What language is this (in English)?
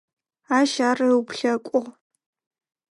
Adyghe